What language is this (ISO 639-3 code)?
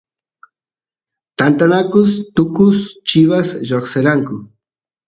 qus